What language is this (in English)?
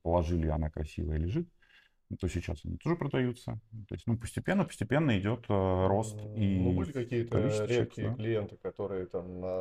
Russian